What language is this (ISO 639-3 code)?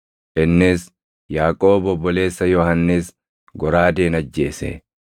orm